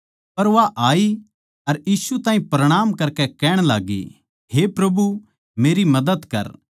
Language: Haryanvi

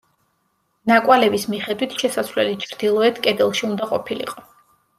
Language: Georgian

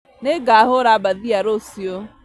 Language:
Kikuyu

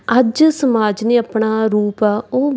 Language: Punjabi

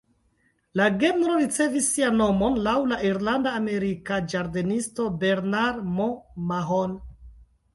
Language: Esperanto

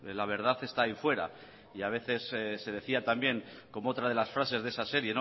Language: Spanish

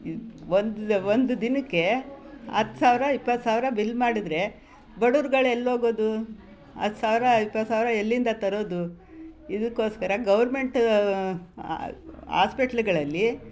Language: Kannada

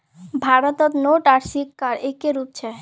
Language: Magahi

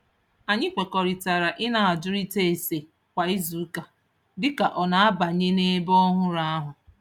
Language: Igbo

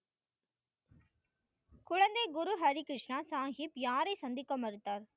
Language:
Tamil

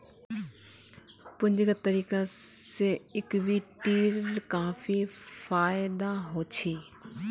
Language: Magahi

